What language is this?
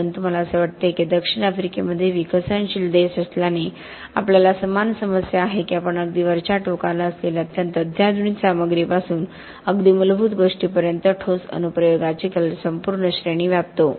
Marathi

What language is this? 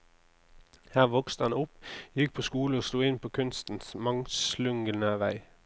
Norwegian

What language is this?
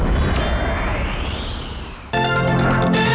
Thai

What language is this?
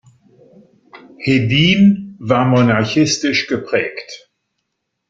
German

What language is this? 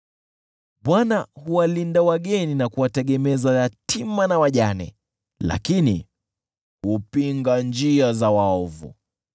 Swahili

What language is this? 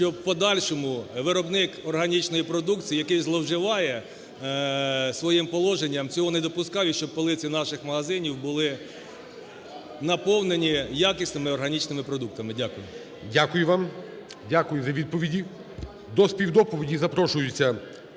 Ukrainian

